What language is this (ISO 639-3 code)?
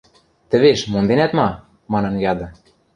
mrj